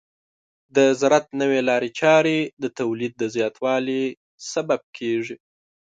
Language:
Pashto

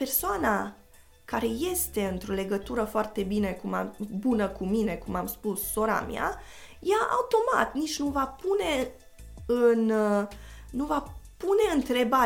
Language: Romanian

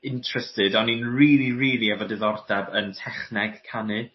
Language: Welsh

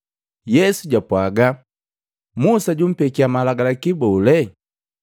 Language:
Matengo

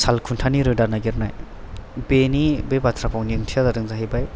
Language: Bodo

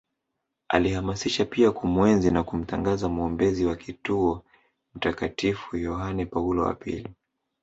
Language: Swahili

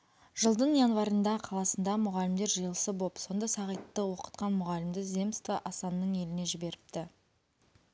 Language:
Kazakh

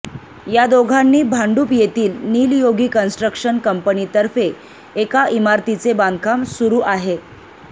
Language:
Marathi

